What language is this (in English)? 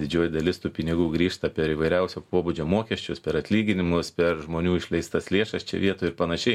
Lithuanian